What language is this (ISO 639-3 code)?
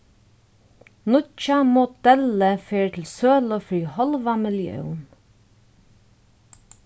fao